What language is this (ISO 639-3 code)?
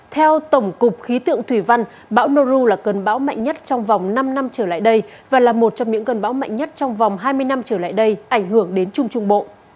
vie